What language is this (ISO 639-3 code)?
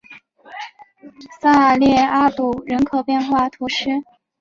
zho